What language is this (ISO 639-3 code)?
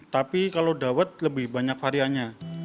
ind